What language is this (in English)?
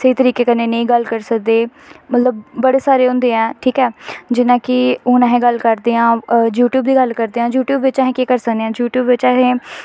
Dogri